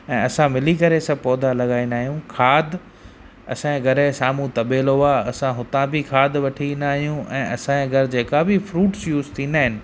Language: Sindhi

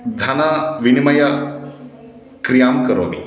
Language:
Sanskrit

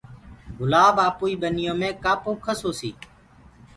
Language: Gurgula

